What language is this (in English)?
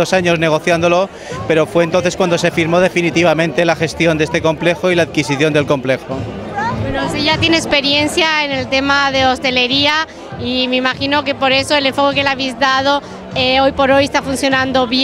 Spanish